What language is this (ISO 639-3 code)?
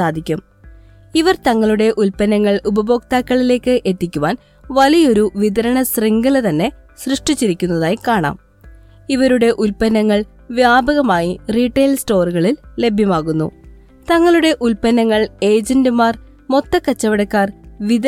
mal